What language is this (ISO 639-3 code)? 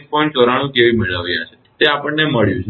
guj